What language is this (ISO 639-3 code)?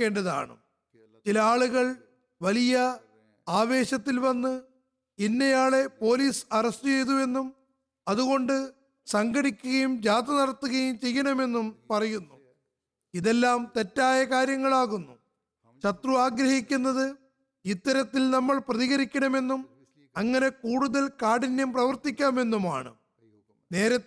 mal